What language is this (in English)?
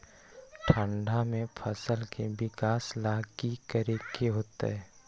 Magahi